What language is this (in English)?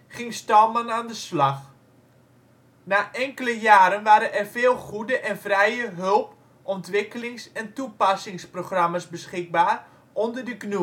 Dutch